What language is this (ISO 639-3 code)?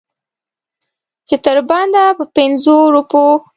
pus